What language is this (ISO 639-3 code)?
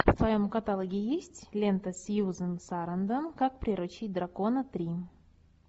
rus